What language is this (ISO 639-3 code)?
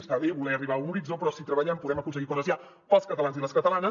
cat